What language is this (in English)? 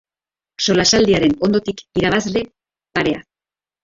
Basque